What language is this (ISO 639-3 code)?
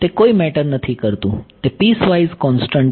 guj